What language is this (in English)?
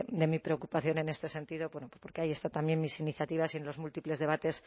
Spanish